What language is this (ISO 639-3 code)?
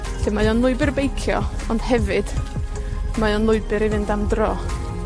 cym